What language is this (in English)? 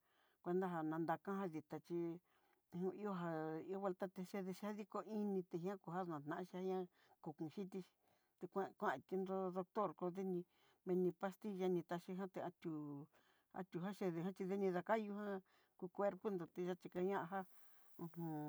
Southeastern Nochixtlán Mixtec